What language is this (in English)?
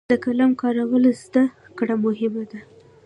Pashto